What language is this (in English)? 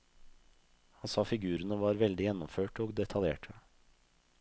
Norwegian